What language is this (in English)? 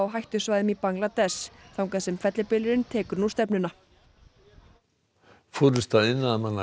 Icelandic